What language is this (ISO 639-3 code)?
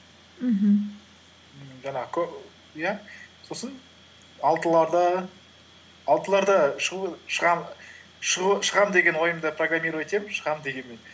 kaz